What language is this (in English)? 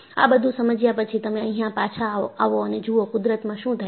Gujarati